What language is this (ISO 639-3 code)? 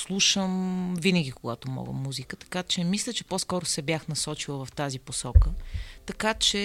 bul